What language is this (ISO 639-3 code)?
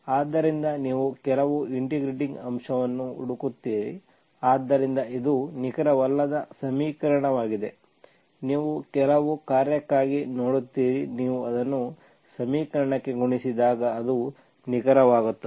kan